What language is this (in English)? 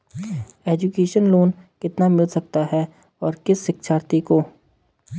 Hindi